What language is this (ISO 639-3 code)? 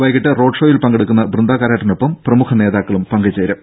mal